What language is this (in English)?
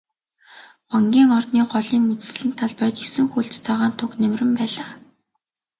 Mongolian